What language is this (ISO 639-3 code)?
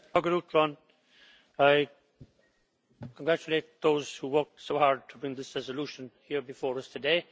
eng